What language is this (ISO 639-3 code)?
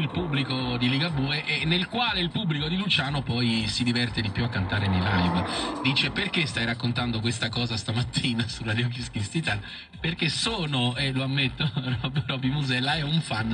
ita